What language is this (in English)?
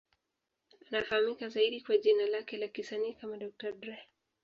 Swahili